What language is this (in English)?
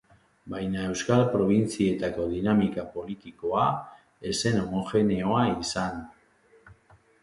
Basque